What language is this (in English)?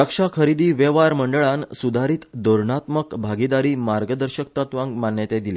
Konkani